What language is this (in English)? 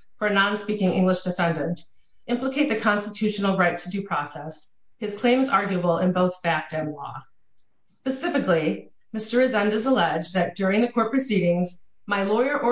English